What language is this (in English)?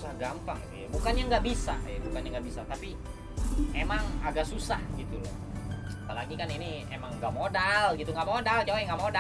Indonesian